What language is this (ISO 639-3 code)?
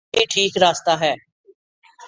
urd